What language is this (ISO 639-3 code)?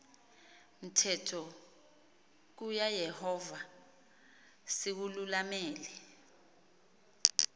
xho